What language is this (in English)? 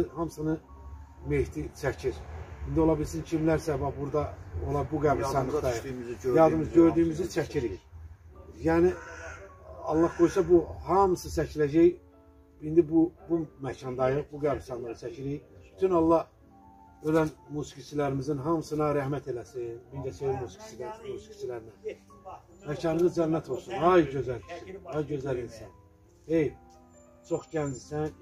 Turkish